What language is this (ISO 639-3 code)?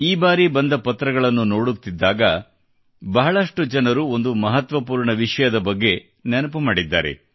kan